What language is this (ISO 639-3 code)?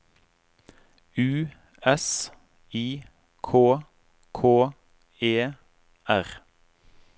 nor